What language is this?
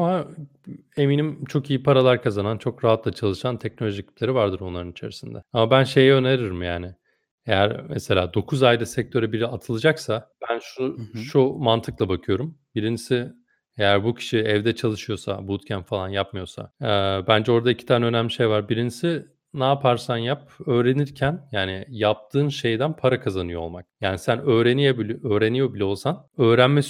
Turkish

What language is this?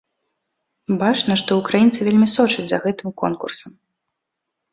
Belarusian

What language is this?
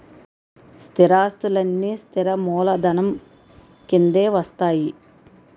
Telugu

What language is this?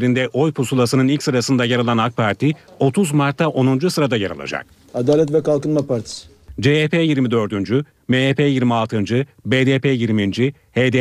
Turkish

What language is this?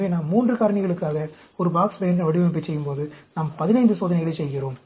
Tamil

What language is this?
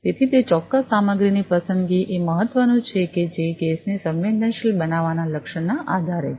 Gujarati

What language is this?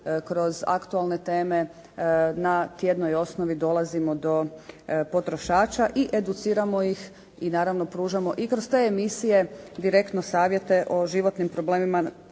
Croatian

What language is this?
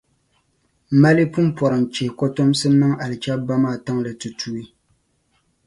Dagbani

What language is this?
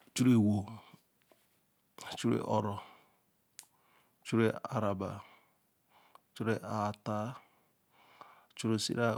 Eleme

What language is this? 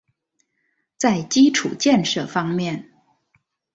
Chinese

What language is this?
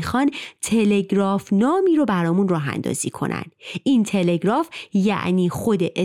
Persian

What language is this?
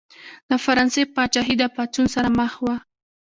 Pashto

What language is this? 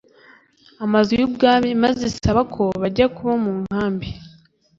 Kinyarwanda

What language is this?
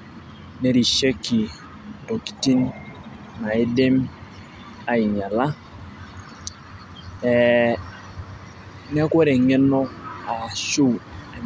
Masai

